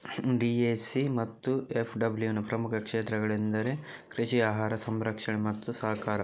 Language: Kannada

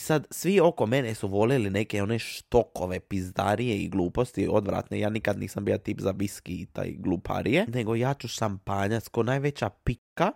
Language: Croatian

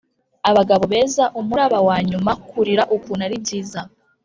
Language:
Kinyarwanda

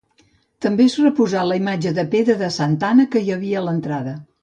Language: Catalan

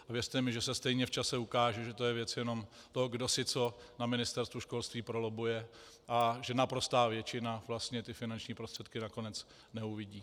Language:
Czech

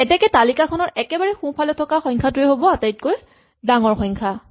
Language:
Assamese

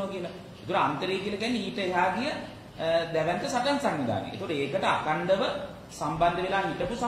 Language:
Indonesian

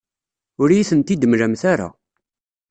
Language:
Kabyle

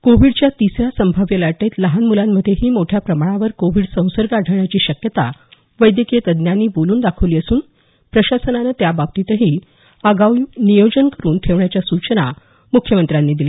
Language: Marathi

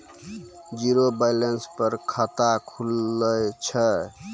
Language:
Maithili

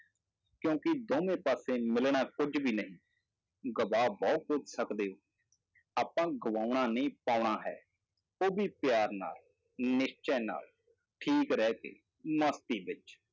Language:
Punjabi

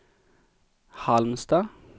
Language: Swedish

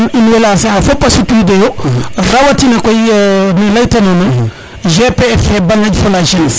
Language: Serer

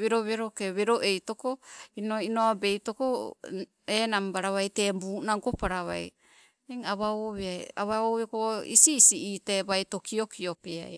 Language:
Sibe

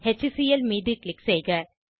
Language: Tamil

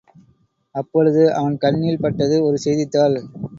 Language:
Tamil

